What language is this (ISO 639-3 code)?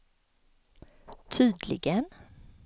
swe